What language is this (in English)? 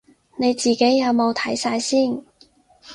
Cantonese